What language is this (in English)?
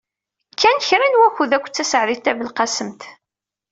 Kabyle